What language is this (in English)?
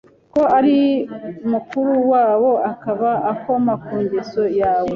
Kinyarwanda